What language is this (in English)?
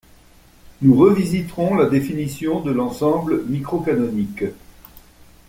French